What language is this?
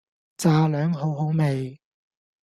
Cantonese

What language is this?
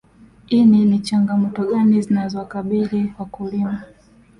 Swahili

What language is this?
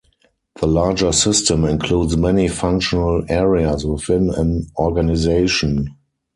English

